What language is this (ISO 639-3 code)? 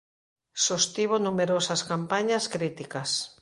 glg